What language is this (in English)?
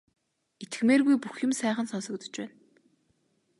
Mongolian